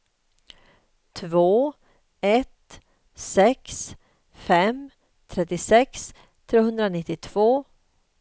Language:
Swedish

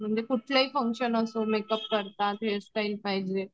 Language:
Marathi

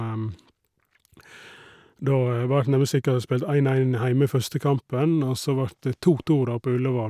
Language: Norwegian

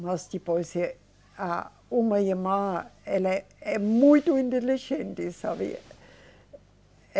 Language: Portuguese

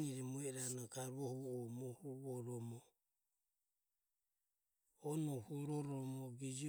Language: Ömie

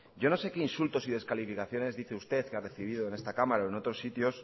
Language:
Spanish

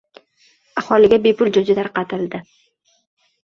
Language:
Uzbek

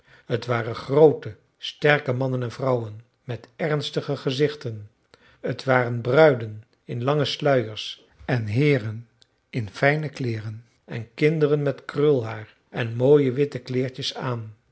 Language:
Dutch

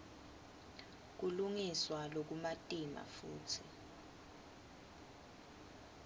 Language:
Swati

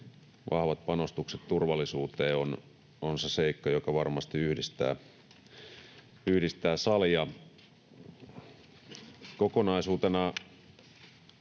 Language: Finnish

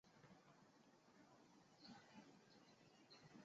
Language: Chinese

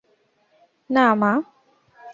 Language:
Bangla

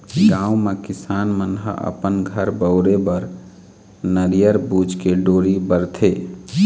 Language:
Chhattisgarhi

